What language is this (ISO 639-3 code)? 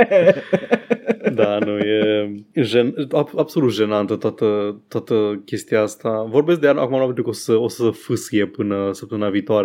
ron